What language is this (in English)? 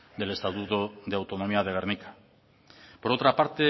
Spanish